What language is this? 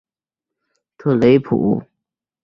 Chinese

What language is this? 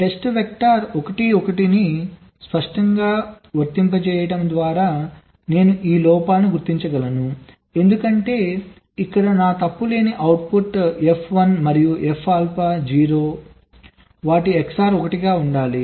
Telugu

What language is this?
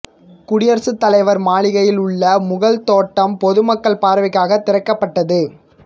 Tamil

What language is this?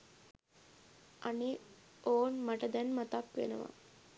Sinhala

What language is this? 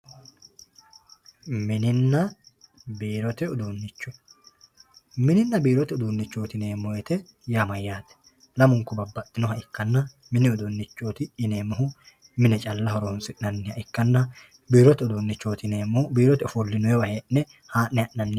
Sidamo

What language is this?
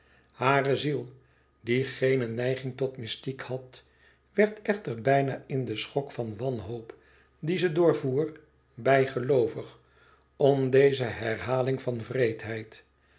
Dutch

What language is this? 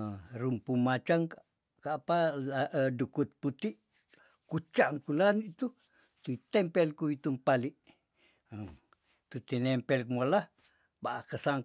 Tondano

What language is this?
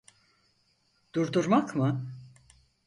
Turkish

